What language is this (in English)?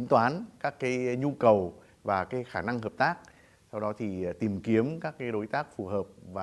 Vietnamese